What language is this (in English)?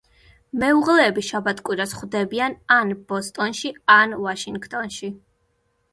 Georgian